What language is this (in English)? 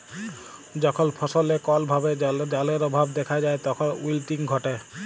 Bangla